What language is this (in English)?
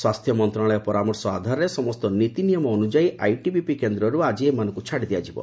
Odia